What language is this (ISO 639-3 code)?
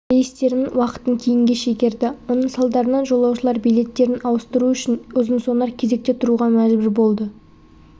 kaz